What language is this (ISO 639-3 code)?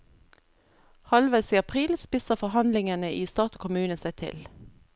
nor